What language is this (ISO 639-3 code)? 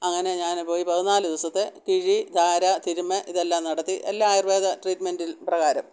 mal